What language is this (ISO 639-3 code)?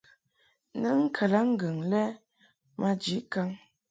mhk